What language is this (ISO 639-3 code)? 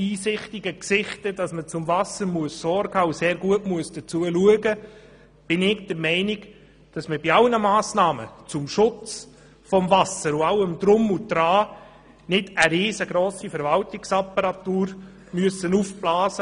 gsw